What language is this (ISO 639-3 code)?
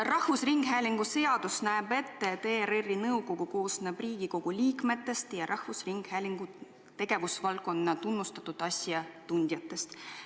est